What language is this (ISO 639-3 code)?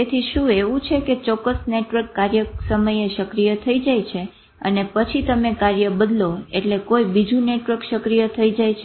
guj